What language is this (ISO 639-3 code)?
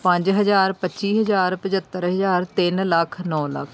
pan